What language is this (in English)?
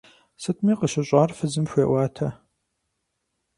Kabardian